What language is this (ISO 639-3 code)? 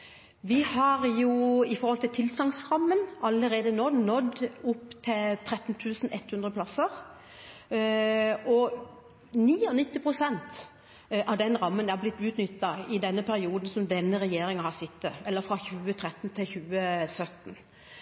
nob